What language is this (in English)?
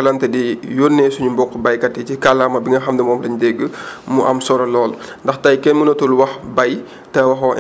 Wolof